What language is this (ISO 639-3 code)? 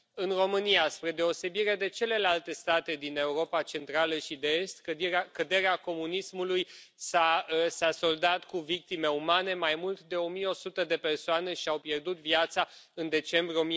ron